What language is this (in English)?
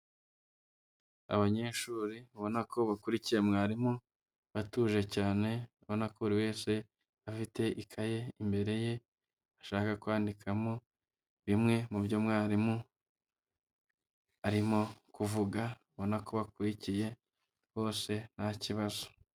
Kinyarwanda